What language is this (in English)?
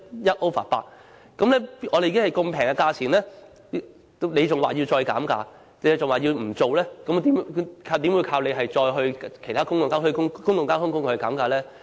Cantonese